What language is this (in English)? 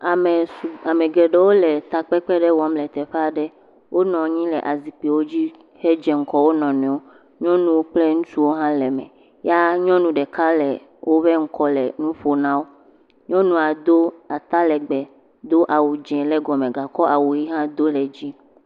Ewe